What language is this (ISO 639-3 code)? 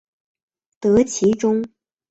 zho